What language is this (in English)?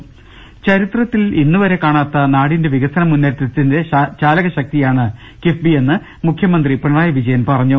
Malayalam